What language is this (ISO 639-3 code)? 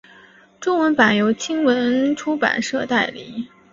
zho